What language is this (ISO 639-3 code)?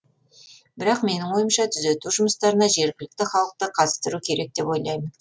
kaz